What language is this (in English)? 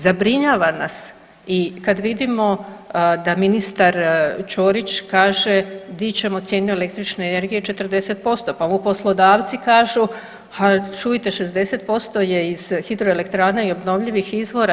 Croatian